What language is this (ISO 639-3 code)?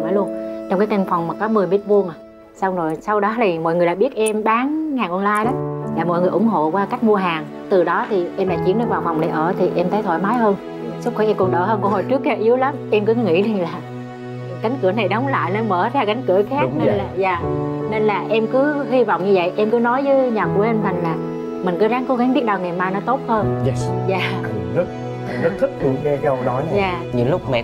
vie